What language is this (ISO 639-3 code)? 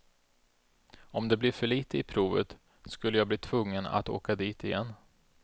swe